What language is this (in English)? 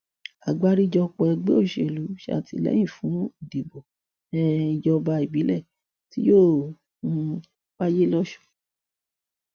Yoruba